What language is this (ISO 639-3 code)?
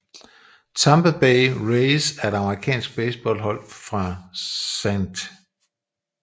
dan